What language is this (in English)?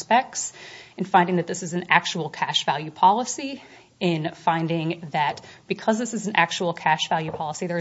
English